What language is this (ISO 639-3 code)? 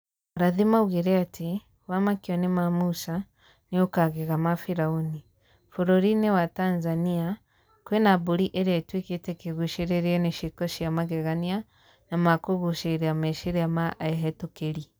kik